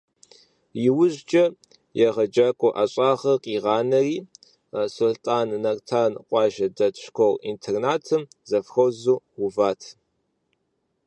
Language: Kabardian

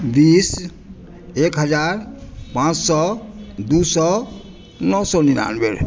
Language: Maithili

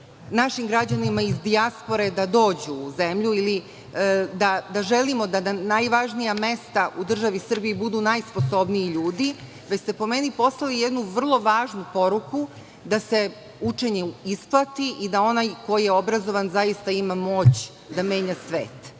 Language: Serbian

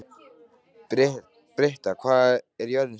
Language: Icelandic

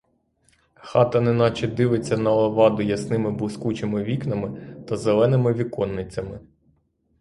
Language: Ukrainian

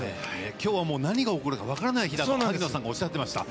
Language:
Japanese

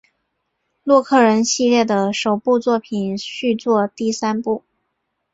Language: Chinese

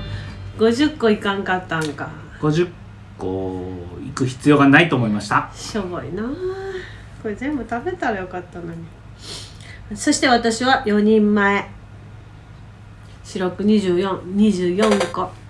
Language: Japanese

